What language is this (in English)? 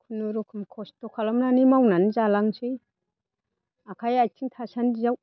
Bodo